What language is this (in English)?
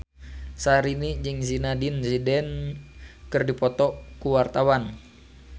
Sundanese